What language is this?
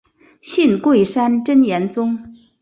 Chinese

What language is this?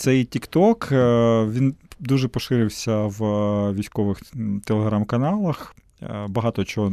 Ukrainian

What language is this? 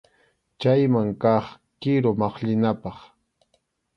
Arequipa-La Unión Quechua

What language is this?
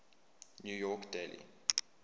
English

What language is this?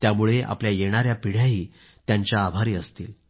Marathi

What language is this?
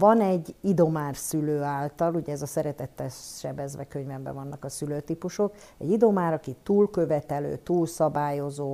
Hungarian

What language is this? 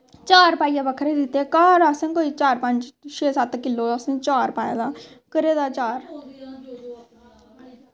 Dogri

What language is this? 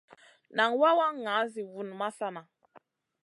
Masana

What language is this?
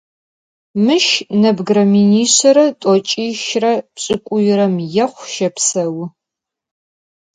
Adyghe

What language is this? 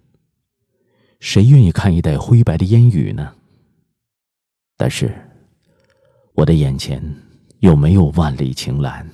Chinese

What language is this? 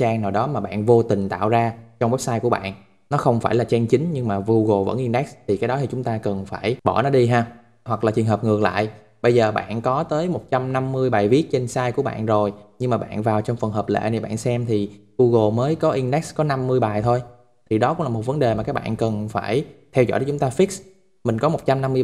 Vietnamese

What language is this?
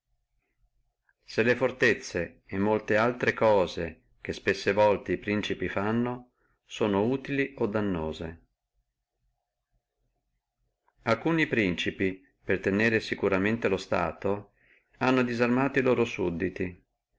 Italian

